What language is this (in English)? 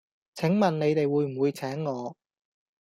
Cantonese